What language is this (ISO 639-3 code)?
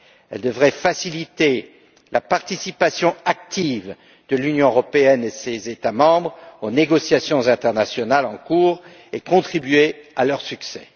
fra